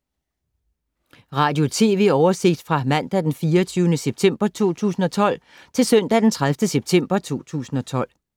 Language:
Danish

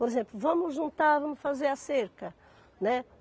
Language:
Portuguese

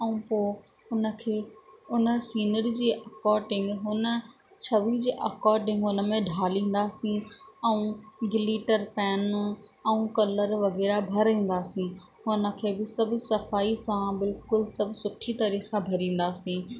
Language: Sindhi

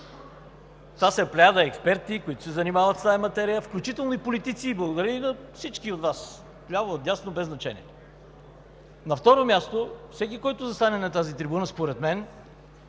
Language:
Bulgarian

